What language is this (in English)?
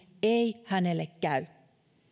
Finnish